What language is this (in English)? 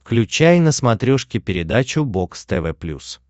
Russian